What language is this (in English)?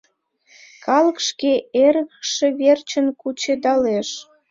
Mari